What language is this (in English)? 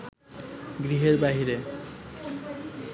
Bangla